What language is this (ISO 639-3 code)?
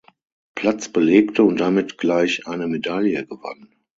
deu